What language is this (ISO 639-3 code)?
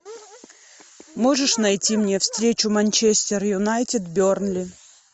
rus